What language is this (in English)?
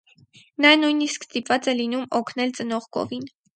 Armenian